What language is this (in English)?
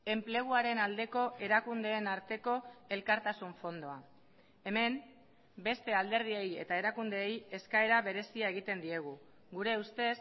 Basque